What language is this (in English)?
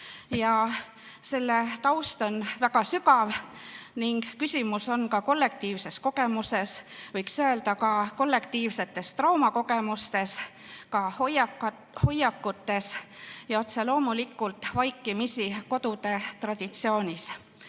Estonian